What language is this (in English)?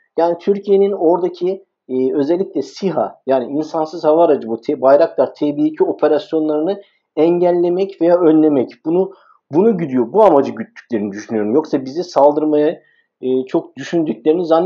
Turkish